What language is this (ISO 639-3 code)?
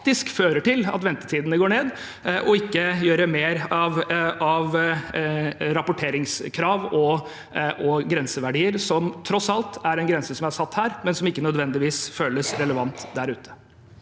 nor